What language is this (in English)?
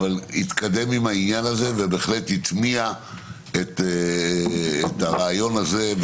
Hebrew